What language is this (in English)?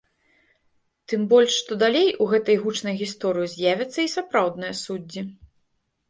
Belarusian